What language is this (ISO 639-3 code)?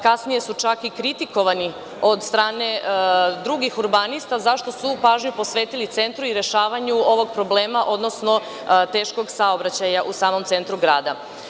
srp